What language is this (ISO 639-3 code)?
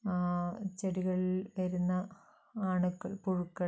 mal